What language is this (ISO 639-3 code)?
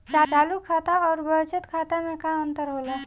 bho